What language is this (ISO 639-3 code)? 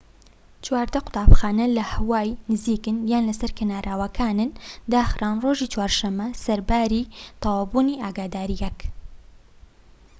ckb